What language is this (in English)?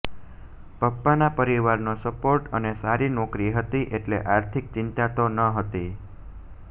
Gujarati